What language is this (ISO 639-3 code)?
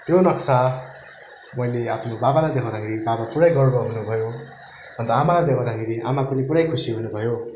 nep